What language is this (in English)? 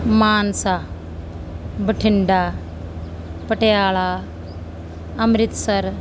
Punjabi